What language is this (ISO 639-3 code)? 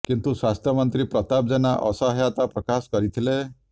ori